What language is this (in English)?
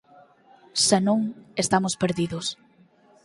Galician